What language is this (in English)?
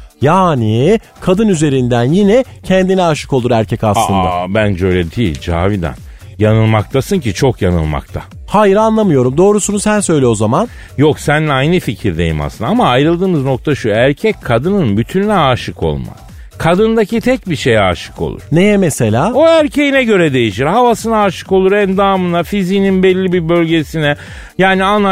Turkish